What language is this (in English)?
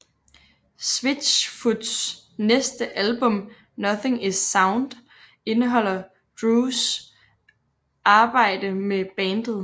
Danish